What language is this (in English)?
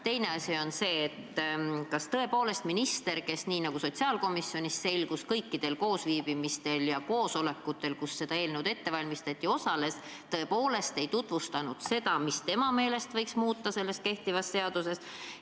Estonian